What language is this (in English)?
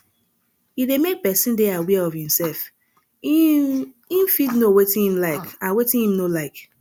Nigerian Pidgin